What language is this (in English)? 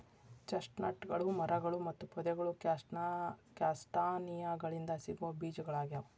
Kannada